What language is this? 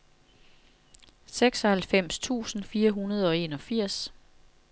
Danish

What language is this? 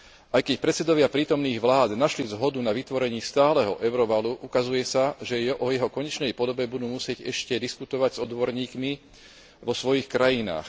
Slovak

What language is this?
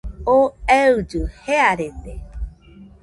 Nüpode Huitoto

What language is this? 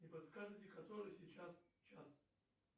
Russian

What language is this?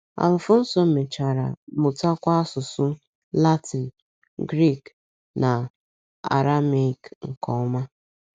Igbo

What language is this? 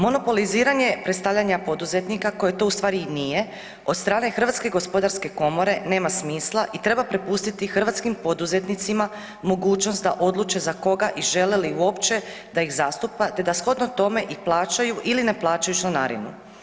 Croatian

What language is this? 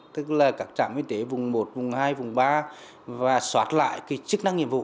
Vietnamese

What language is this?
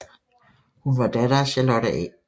Danish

